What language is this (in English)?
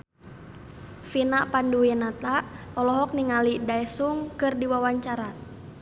Sundanese